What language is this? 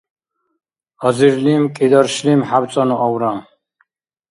Dargwa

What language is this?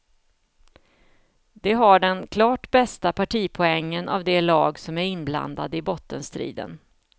Swedish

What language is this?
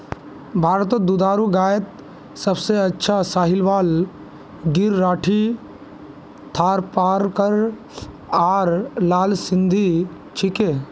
Magahi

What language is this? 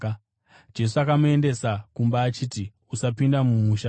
Shona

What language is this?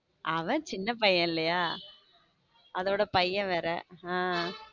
Tamil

